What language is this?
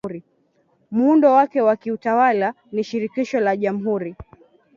Swahili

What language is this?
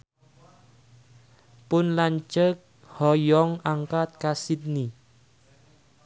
Sundanese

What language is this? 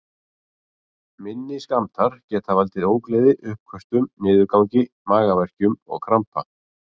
Icelandic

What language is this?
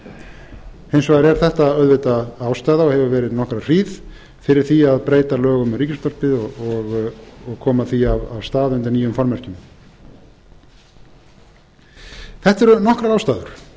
Icelandic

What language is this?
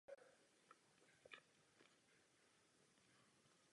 Czech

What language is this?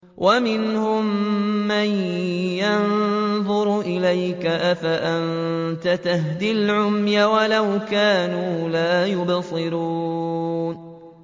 Arabic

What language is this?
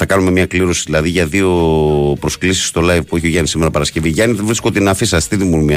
Greek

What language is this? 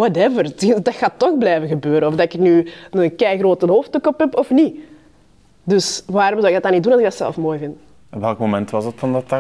Dutch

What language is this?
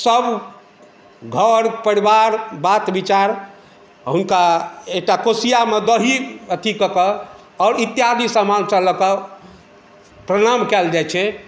Maithili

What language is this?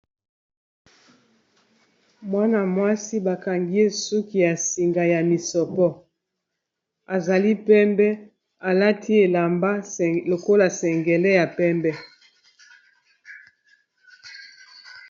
Lingala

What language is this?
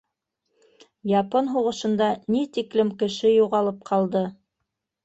Bashkir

